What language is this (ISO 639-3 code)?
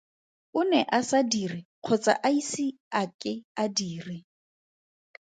tsn